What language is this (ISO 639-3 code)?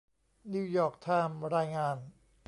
tha